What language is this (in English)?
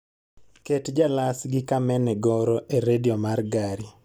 Luo (Kenya and Tanzania)